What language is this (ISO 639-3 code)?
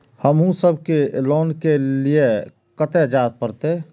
mai